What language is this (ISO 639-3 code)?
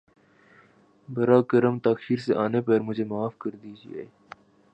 urd